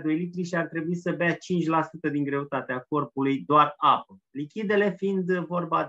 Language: Romanian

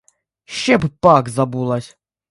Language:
Ukrainian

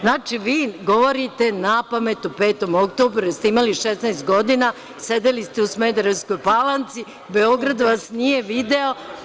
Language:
Serbian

